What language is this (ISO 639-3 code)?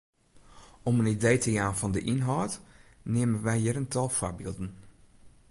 fry